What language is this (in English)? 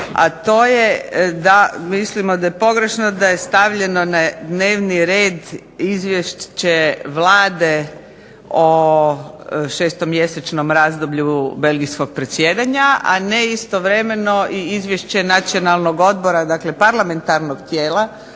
Croatian